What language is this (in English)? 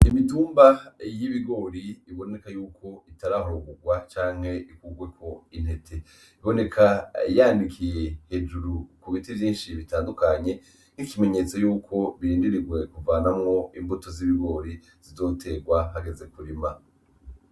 Rundi